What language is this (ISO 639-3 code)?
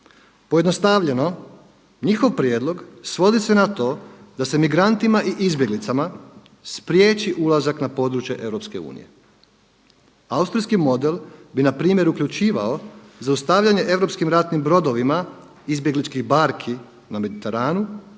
hrv